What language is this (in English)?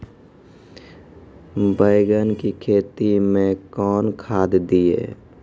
Maithili